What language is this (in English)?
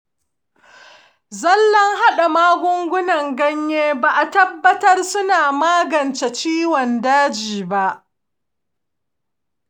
Hausa